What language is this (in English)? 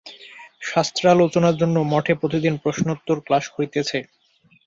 Bangla